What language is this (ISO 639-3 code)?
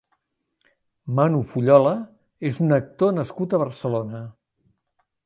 cat